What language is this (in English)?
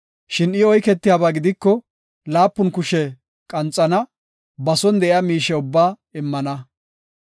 Gofa